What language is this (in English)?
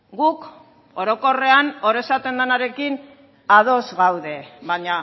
Basque